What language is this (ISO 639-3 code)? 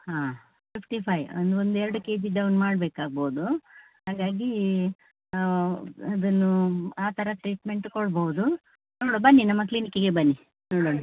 kan